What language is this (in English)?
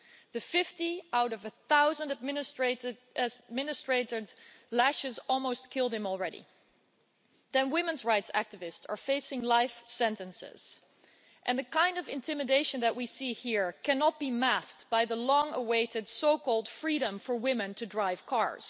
English